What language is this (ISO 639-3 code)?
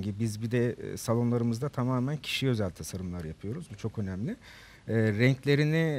tur